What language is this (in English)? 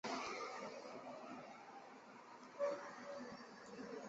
Chinese